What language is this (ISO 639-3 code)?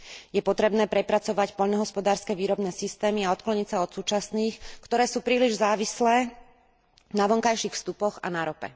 slk